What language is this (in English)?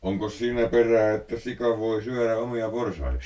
Finnish